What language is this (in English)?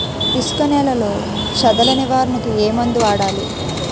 Telugu